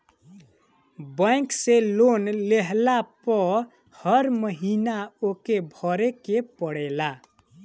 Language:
Bhojpuri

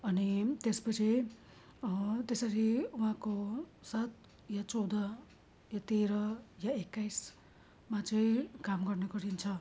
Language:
Nepali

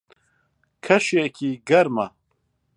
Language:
Central Kurdish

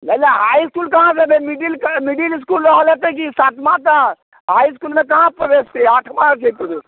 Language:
Maithili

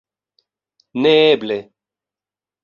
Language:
Esperanto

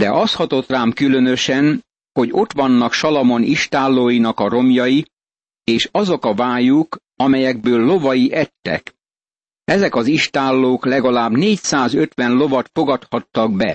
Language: Hungarian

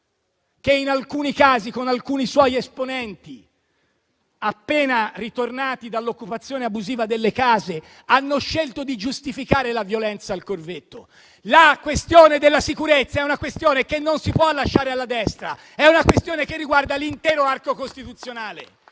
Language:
Italian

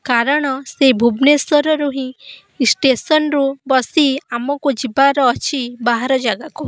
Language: Odia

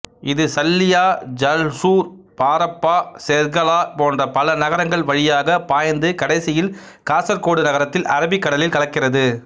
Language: Tamil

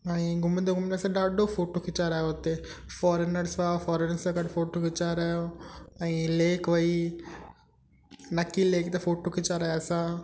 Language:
Sindhi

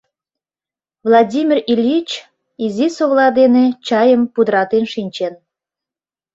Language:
Mari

